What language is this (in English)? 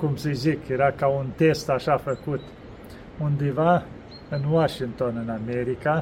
Romanian